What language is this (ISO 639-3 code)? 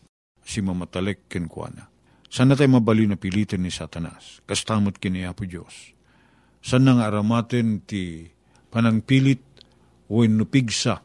fil